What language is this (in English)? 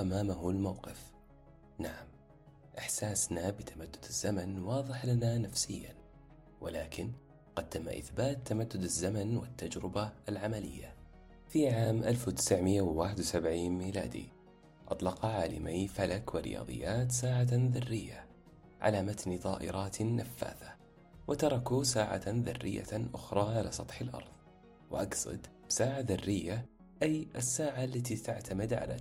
Arabic